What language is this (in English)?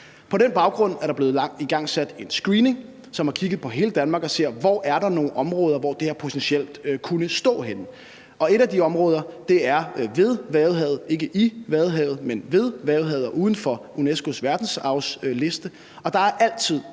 Danish